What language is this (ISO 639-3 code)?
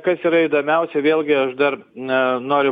lit